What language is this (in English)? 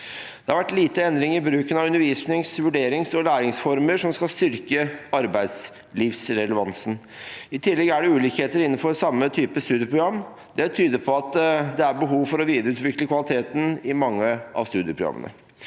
Norwegian